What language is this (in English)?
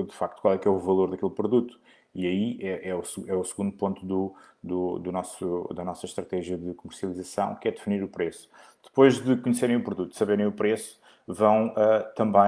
Portuguese